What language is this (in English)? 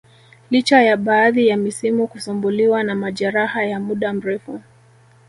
Swahili